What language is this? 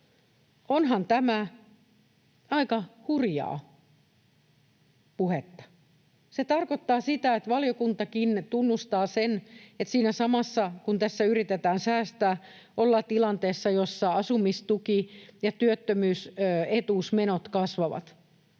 Finnish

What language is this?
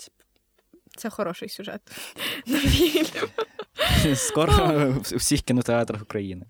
Ukrainian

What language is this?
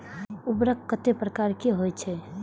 Maithili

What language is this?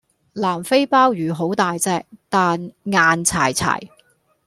Cantonese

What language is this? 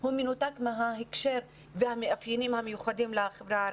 Hebrew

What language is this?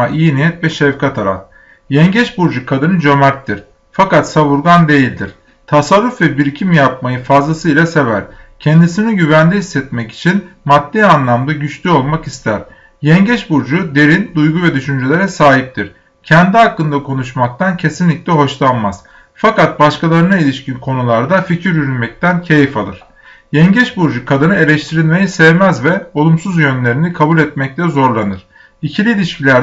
Turkish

